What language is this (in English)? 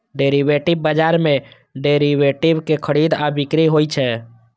Maithili